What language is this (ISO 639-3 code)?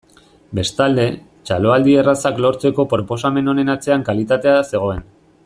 eus